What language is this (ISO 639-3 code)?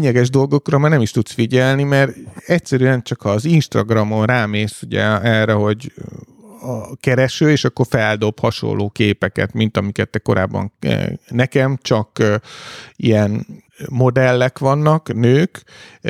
hun